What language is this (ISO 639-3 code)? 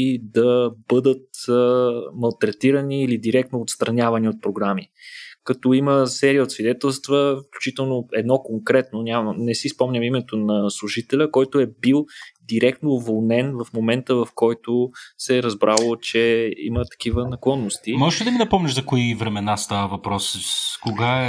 bul